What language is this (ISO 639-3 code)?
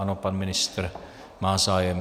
ces